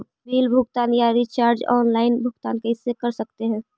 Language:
Magahi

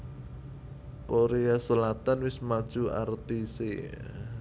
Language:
Javanese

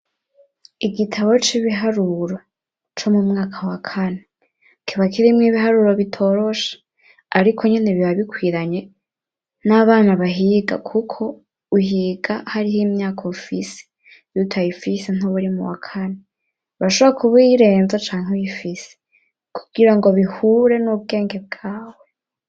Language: Rundi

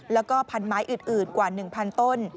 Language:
Thai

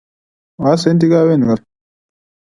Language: English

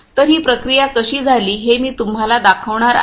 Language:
Marathi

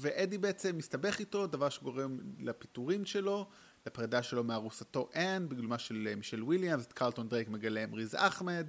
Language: Hebrew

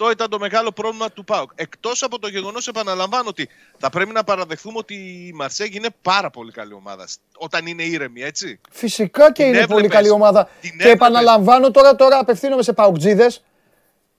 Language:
Greek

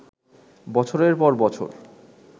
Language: Bangla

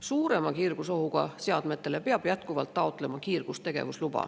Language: Estonian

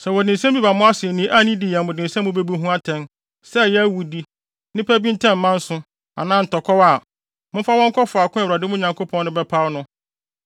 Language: Akan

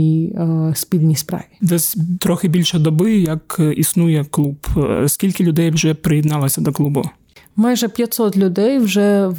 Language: Ukrainian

